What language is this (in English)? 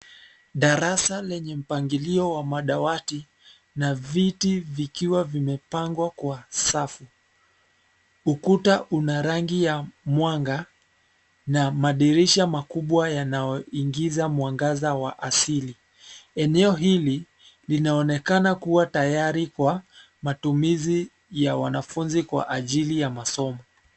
Swahili